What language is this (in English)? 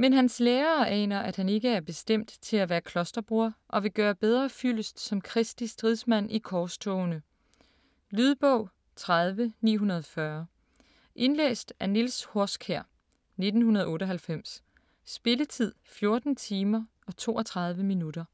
Danish